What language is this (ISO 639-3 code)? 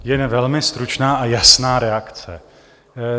ces